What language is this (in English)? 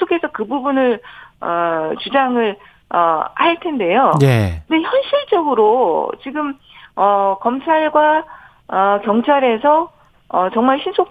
Korean